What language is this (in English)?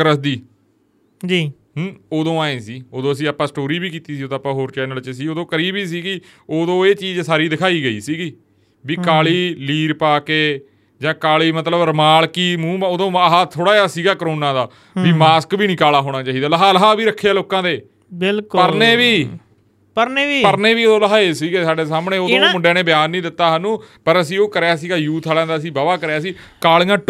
Punjabi